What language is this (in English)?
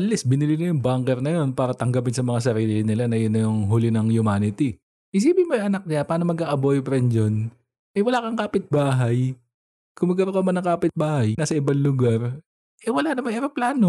Filipino